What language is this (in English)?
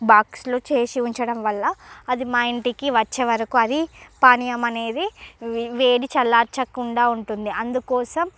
Telugu